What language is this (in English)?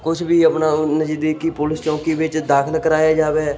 Punjabi